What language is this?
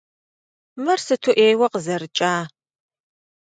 Kabardian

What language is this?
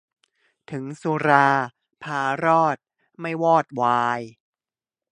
Thai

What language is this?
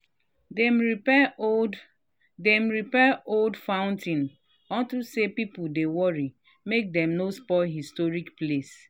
Nigerian Pidgin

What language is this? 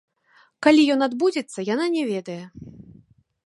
Belarusian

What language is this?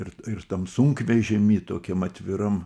Lithuanian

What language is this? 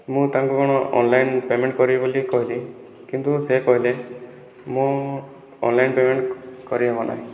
Odia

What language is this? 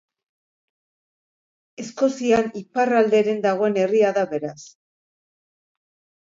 Basque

